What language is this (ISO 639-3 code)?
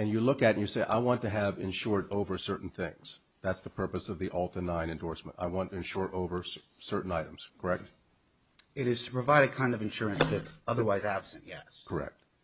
eng